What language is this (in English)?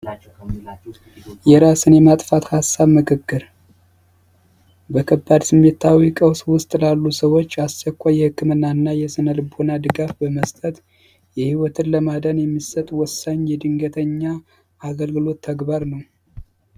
Amharic